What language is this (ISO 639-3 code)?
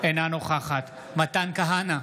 heb